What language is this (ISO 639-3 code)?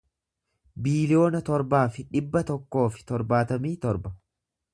orm